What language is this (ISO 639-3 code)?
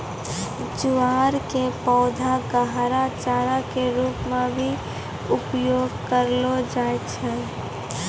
mai